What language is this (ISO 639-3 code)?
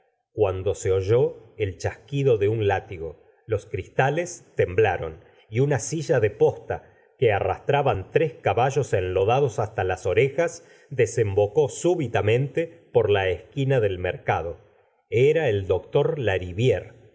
spa